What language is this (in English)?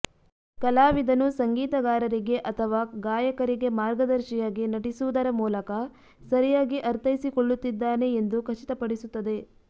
Kannada